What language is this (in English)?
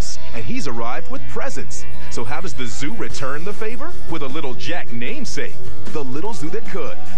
English